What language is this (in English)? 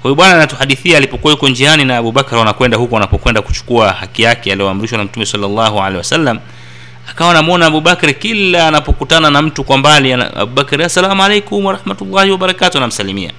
Swahili